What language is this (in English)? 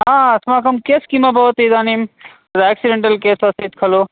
Sanskrit